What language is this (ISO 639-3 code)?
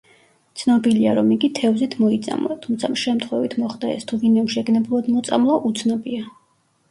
kat